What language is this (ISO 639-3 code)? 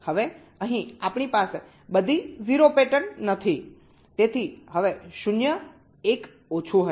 guj